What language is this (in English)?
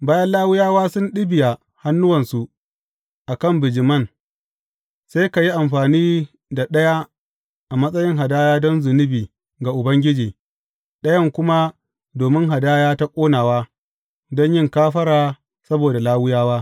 Hausa